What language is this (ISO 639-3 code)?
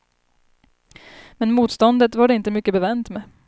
swe